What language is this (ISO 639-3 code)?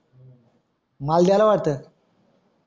mar